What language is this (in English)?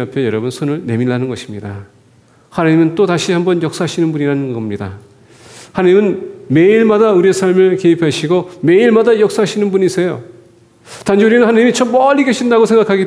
Korean